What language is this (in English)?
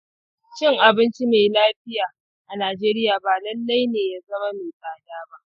Hausa